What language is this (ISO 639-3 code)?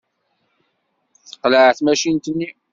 kab